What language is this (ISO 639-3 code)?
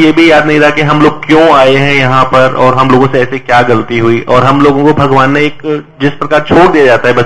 hin